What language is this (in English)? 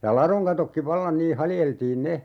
Finnish